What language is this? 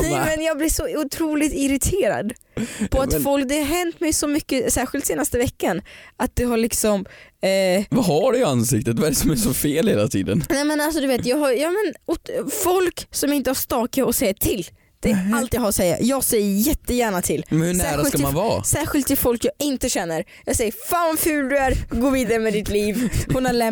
Swedish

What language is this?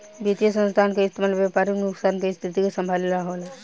Bhojpuri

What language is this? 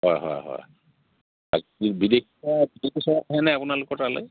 Assamese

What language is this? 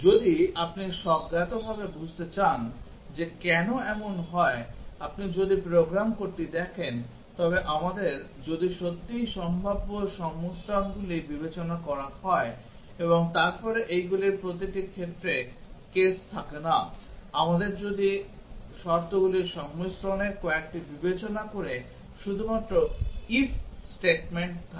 Bangla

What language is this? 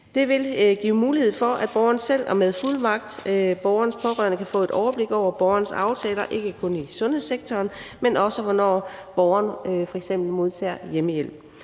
Danish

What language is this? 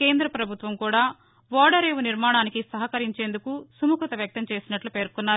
Telugu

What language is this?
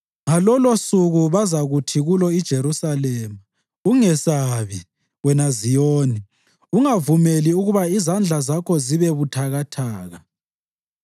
North Ndebele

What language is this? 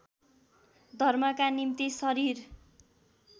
Nepali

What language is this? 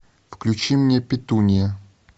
Russian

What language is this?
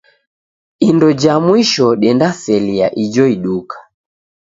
Taita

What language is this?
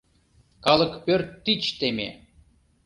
Mari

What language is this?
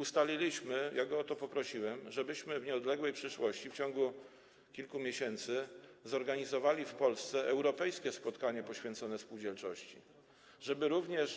Polish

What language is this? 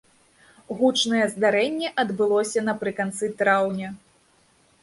Belarusian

